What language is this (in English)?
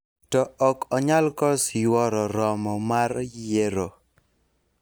Luo (Kenya and Tanzania)